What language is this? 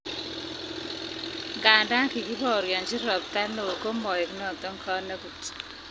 Kalenjin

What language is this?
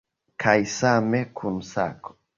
Esperanto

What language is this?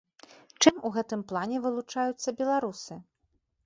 Belarusian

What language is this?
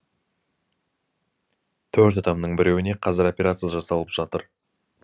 Kazakh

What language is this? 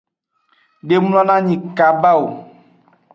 Aja (Benin)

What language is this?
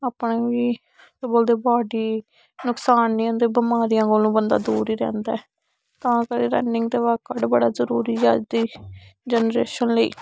Dogri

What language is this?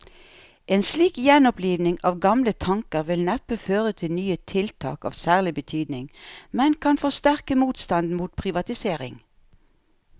Norwegian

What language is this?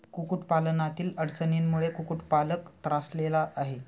Marathi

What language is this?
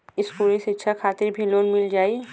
Bhojpuri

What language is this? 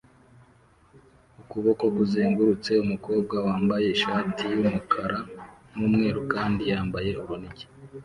Kinyarwanda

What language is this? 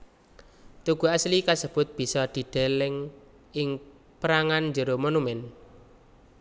Javanese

